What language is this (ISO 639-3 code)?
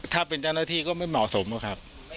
tha